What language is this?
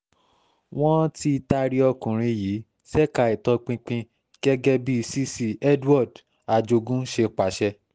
Yoruba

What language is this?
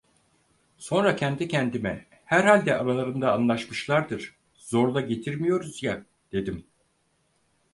Turkish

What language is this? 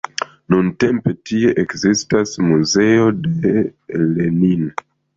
Esperanto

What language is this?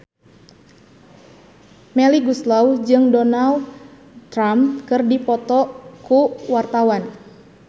Sundanese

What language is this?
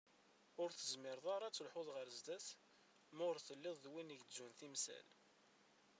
Kabyle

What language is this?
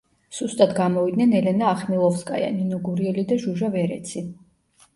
Georgian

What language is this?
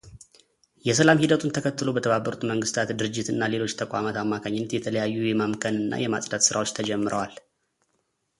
Amharic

